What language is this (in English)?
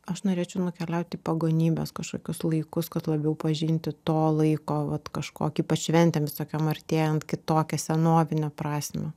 Lithuanian